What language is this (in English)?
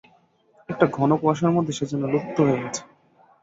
Bangla